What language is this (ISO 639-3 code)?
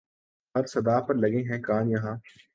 urd